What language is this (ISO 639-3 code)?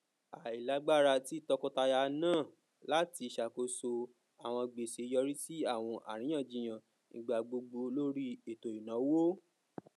yor